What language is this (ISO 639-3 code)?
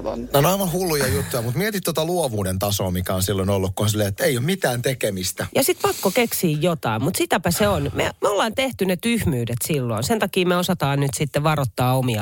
fin